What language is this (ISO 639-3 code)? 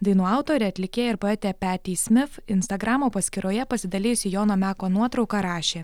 lit